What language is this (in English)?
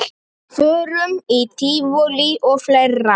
Icelandic